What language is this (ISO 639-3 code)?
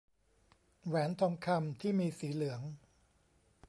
tha